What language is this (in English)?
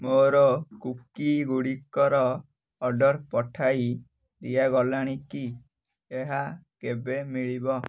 Odia